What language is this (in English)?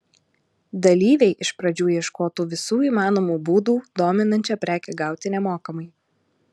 Lithuanian